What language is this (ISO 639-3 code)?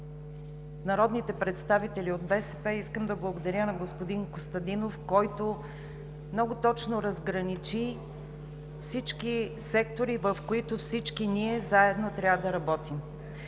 bul